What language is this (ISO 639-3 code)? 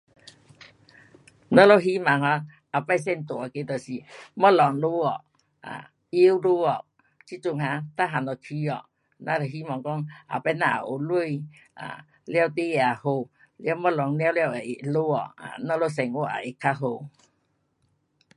cpx